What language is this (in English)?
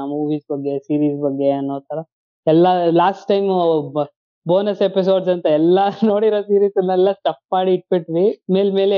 Kannada